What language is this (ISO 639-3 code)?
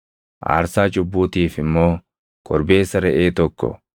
orm